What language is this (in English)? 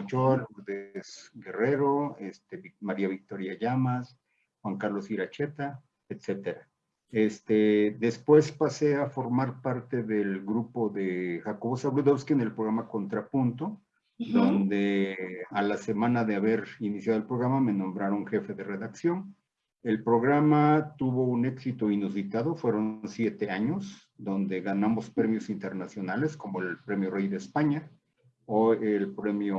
Spanish